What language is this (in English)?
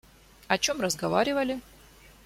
Russian